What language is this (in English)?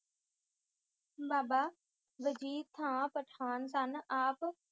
Punjabi